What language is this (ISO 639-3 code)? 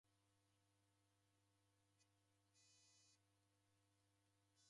dav